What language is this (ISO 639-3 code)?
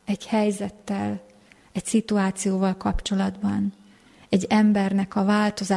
hun